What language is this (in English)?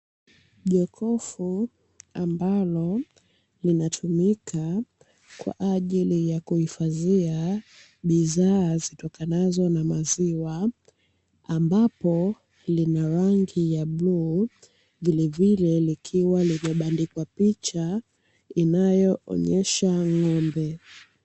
Swahili